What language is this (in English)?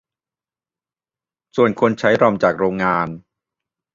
Thai